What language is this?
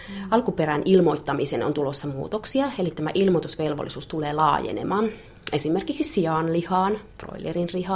Finnish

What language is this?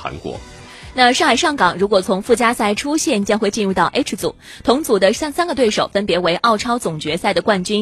Chinese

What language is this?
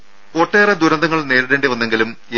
Malayalam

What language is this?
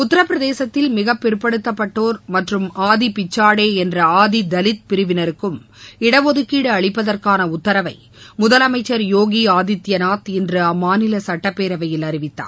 Tamil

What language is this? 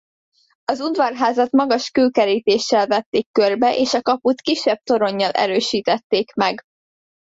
Hungarian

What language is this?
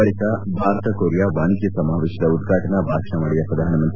Kannada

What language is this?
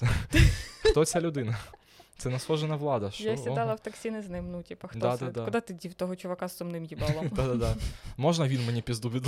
Ukrainian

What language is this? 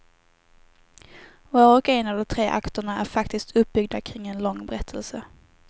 Swedish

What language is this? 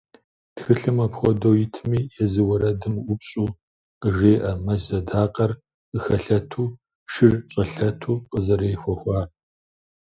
Kabardian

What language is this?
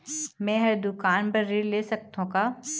Chhattisgarhi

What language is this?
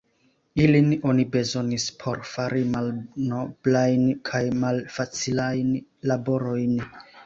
Esperanto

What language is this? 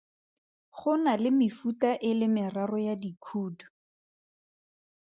Tswana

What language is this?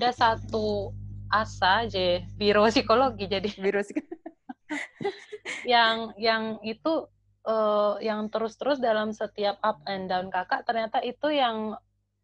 Indonesian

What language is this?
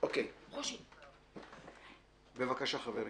Hebrew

